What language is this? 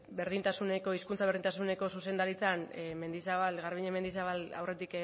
Basque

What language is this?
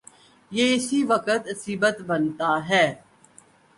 Urdu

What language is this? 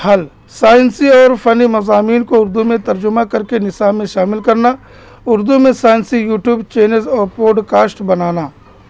Urdu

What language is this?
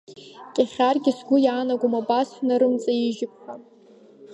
Abkhazian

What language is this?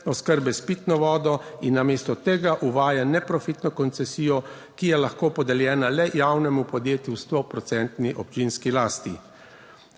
Slovenian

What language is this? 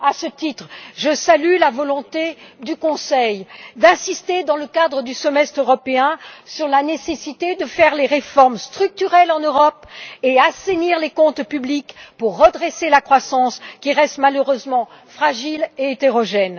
French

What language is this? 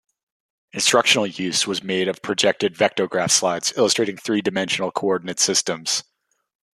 English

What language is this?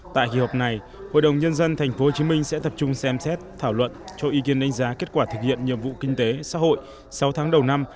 Vietnamese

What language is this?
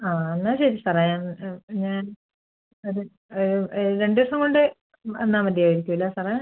Malayalam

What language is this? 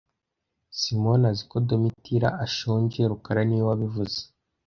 Kinyarwanda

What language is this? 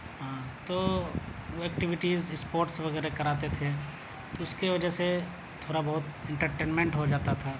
Urdu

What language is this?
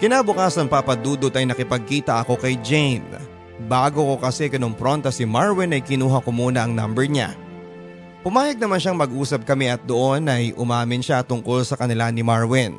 Filipino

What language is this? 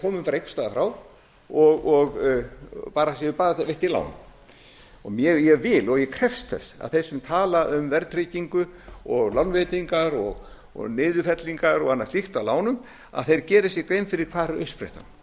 Icelandic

